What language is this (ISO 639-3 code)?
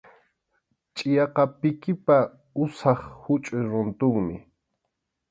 qxu